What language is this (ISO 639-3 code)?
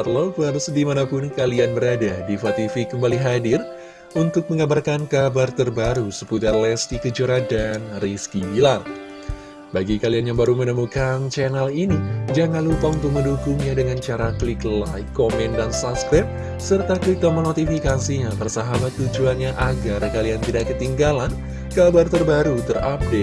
ind